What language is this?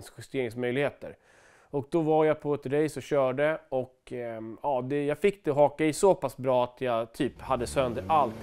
Swedish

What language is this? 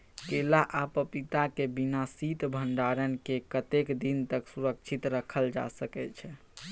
Maithili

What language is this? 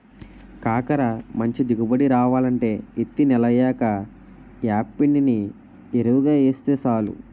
Telugu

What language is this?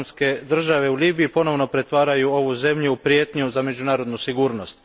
Croatian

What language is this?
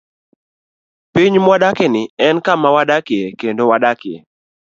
Luo (Kenya and Tanzania)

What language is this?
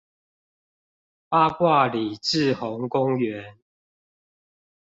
Chinese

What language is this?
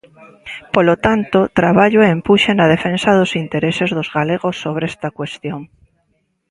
Galician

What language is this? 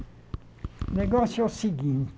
Portuguese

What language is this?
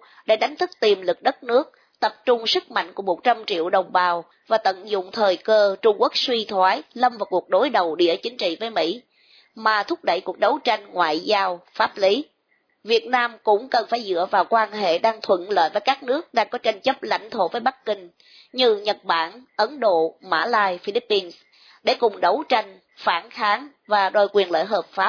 Vietnamese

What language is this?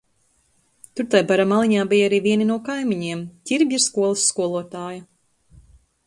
Latvian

